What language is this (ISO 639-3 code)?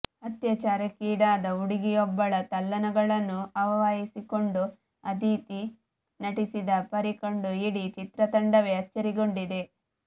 kan